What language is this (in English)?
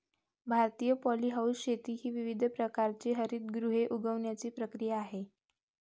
Marathi